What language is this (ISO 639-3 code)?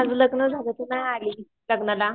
mar